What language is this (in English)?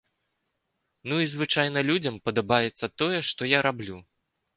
Belarusian